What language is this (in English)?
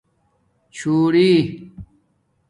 Domaaki